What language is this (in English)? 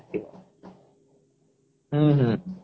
Odia